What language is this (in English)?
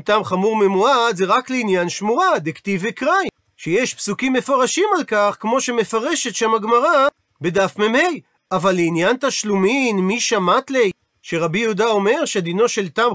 Hebrew